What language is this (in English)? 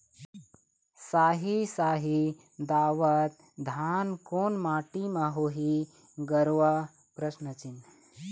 Chhattisgarhi